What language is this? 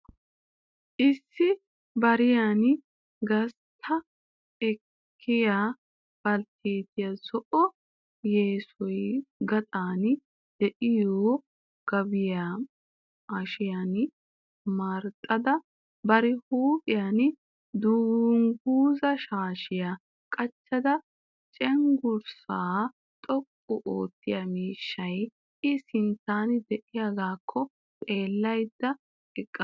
Wolaytta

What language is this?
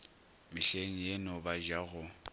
Northern Sotho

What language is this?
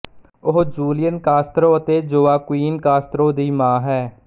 Punjabi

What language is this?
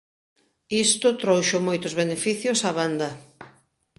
Galician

